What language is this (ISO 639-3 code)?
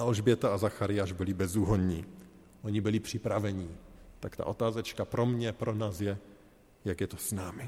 ces